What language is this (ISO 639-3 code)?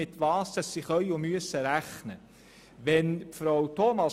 gsw